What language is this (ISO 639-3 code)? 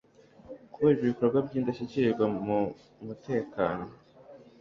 kin